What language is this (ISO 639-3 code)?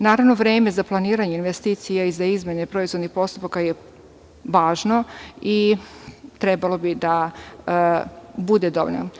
srp